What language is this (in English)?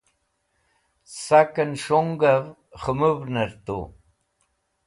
Wakhi